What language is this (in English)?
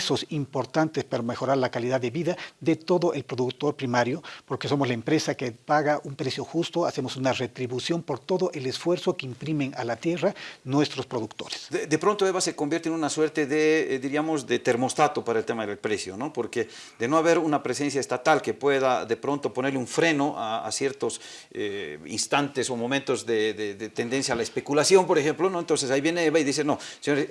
Spanish